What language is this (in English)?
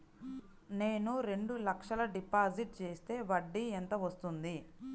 Telugu